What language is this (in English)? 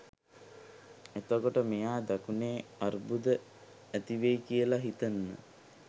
Sinhala